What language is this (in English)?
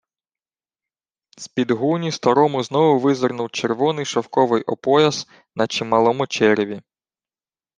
Ukrainian